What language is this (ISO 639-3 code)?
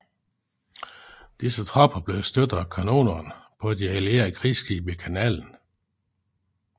dan